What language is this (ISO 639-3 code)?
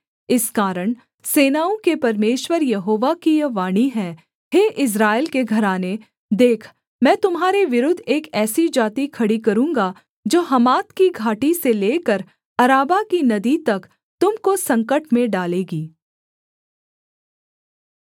hin